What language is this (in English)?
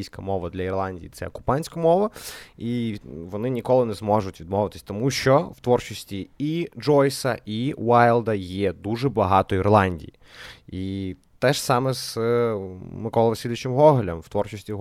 Ukrainian